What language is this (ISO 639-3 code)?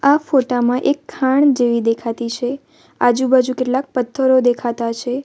guj